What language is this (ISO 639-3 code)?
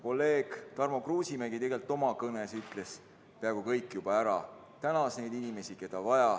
est